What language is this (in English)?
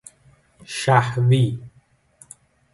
Persian